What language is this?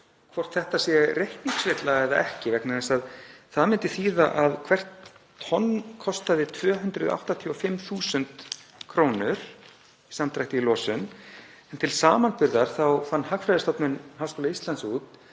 Icelandic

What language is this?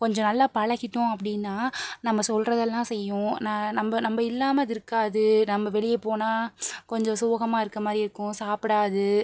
Tamil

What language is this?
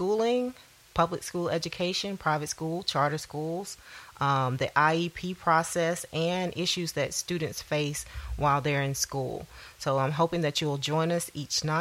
English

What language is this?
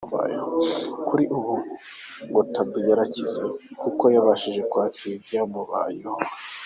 Kinyarwanda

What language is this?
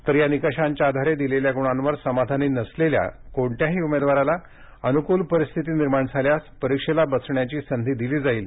Marathi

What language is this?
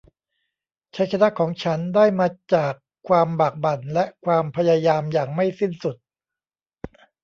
Thai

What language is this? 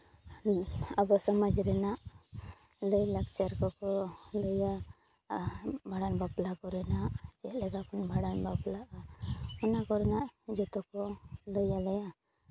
Santali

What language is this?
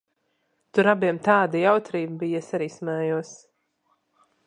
Latvian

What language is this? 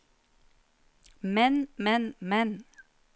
Norwegian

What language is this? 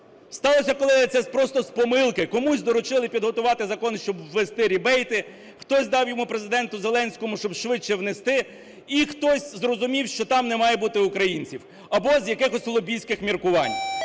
Ukrainian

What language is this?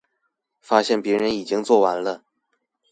Chinese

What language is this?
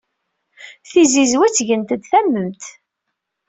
Kabyle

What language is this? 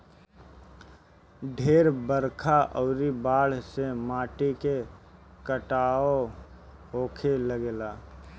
Bhojpuri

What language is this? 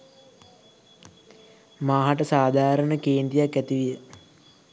Sinhala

